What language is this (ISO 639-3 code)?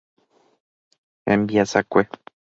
grn